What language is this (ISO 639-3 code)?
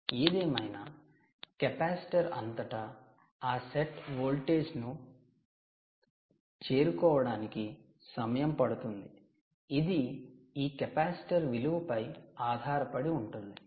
tel